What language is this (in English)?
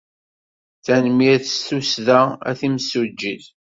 Kabyle